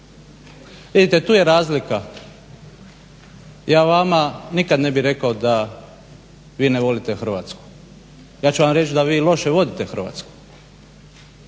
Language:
Croatian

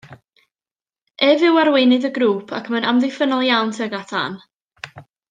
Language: Welsh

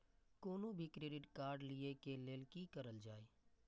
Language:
Maithili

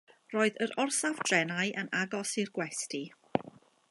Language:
Welsh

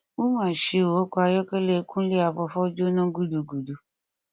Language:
Yoruba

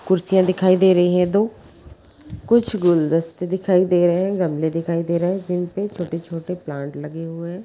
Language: Magahi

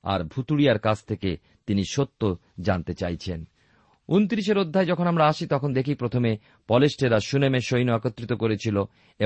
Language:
Bangla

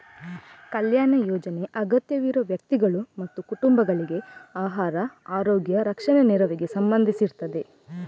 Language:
Kannada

